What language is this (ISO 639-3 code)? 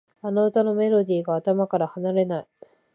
jpn